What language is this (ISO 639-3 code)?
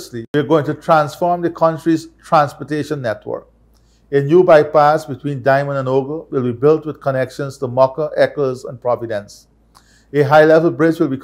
eng